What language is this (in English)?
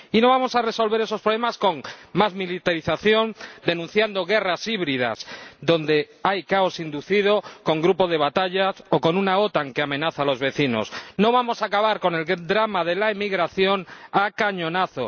Spanish